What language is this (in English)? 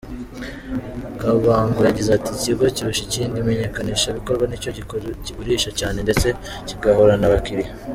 Kinyarwanda